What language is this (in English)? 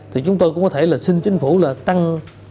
Vietnamese